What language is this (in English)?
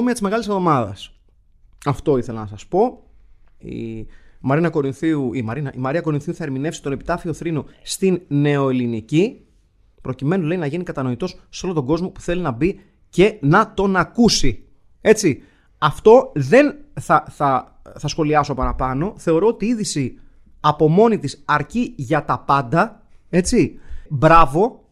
Greek